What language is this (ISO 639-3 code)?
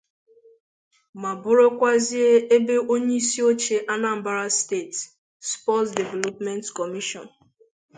ibo